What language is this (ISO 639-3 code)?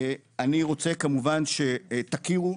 heb